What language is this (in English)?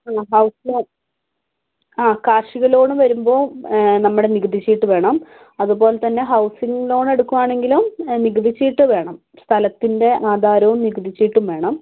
Malayalam